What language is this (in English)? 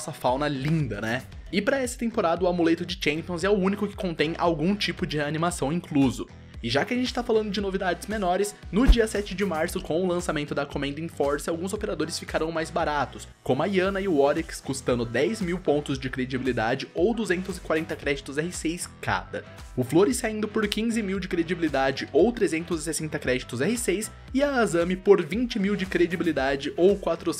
Portuguese